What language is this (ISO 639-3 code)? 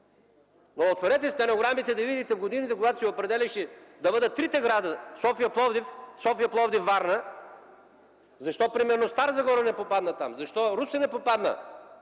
bul